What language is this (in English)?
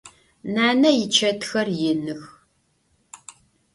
Adyghe